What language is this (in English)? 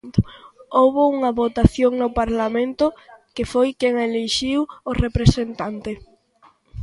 Galician